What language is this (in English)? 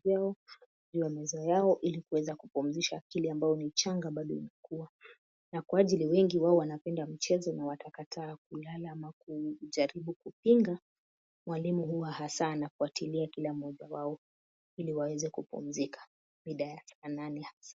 Swahili